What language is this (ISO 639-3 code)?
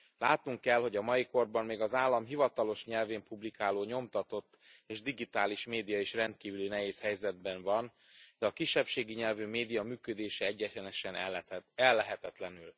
hun